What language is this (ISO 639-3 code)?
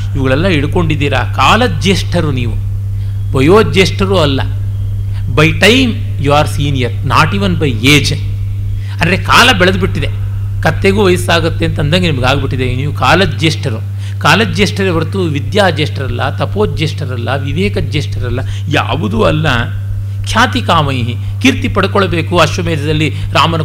kan